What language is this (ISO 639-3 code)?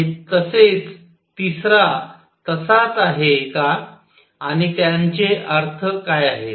mar